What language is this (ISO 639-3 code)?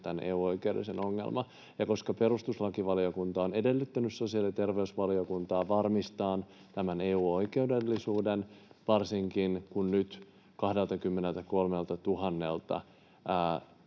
fin